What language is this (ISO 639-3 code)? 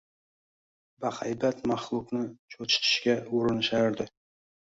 uzb